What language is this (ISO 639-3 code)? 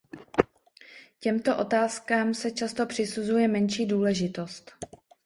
ces